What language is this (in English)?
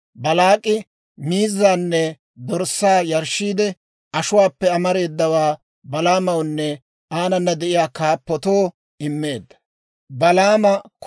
Dawro